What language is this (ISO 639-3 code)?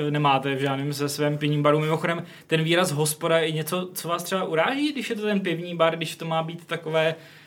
ces